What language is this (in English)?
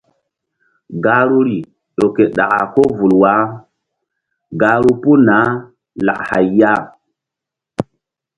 Mbum